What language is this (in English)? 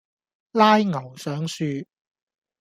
Cantonese